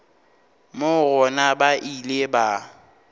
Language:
Northern Sotho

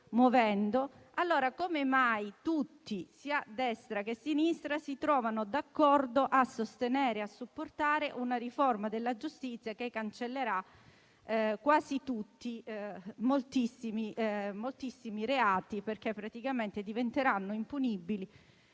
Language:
Italian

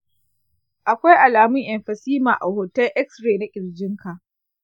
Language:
Hausa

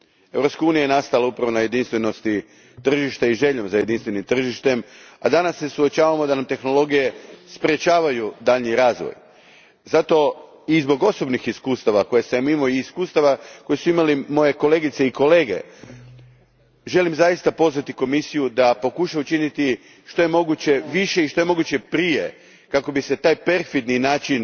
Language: Croatian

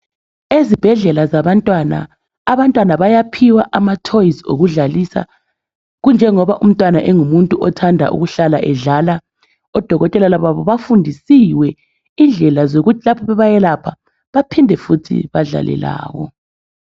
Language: North Ndebele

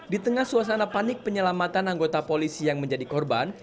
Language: Indonesian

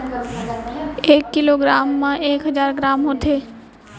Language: Chhattisgarhi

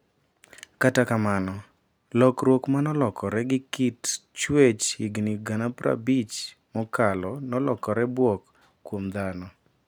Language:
Luo (Kenya and Tanzania)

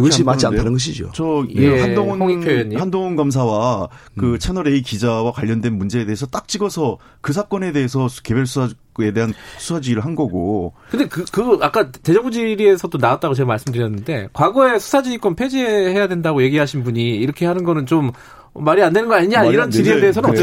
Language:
Korean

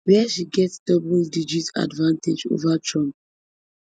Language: Nigerian Pidgin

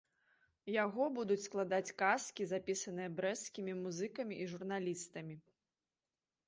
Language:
Belarusian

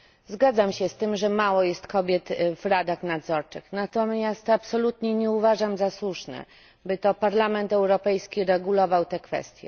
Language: Polish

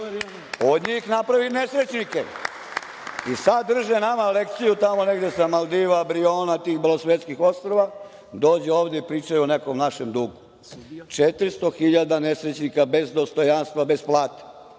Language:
Serbian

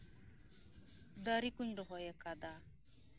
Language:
Santali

